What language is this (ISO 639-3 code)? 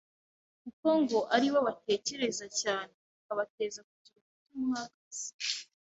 kin